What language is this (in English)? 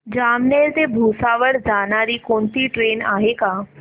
Marathi